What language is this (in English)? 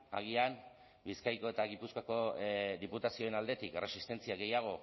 Basque